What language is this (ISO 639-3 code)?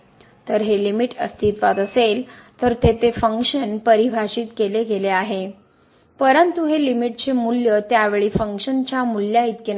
mar